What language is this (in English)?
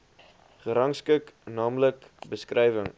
Afrikaans